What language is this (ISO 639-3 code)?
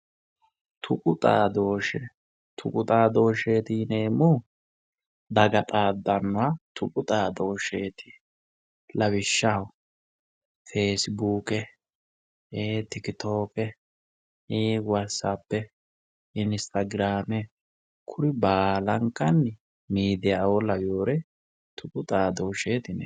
sid